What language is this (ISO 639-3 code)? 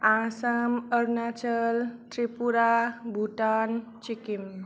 brx